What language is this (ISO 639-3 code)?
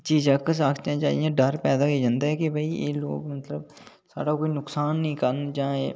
doi